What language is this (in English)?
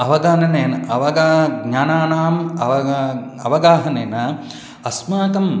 Sanskrit